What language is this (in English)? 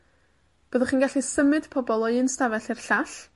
Welsh